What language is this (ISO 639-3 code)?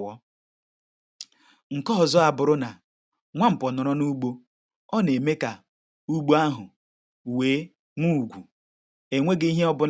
ibo